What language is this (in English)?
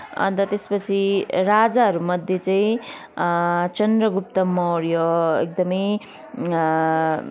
Nepali